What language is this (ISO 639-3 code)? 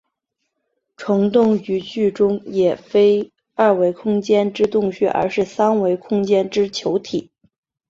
zho